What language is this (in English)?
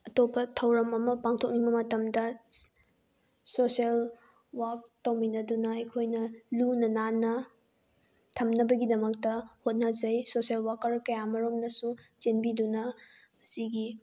Manipuri